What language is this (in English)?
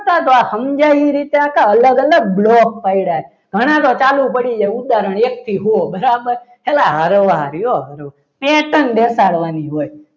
Gujarati